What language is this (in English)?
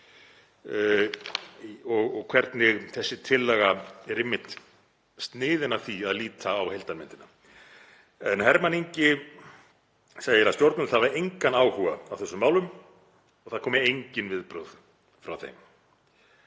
Icelandic